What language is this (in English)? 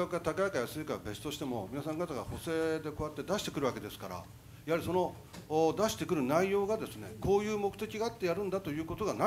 Japanese